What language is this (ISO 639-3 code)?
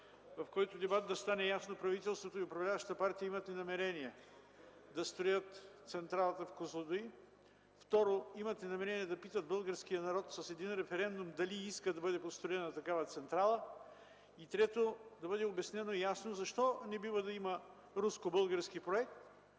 bul